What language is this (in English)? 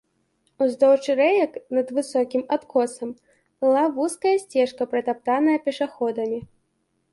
Belarusian